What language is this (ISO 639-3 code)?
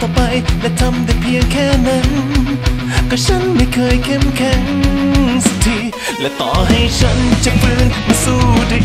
tha